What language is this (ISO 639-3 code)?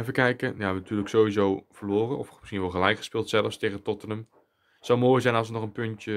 nld